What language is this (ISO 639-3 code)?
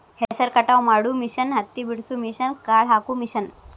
kan